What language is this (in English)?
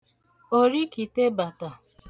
Igbo